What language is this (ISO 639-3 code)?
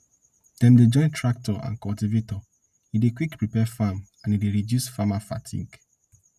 pcm